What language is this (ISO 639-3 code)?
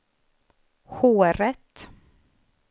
swe